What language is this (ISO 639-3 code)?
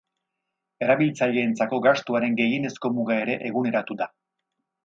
eus